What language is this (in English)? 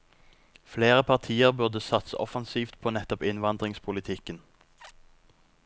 Norwegian